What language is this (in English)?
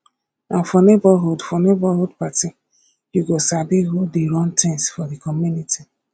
Nigerian Pidgin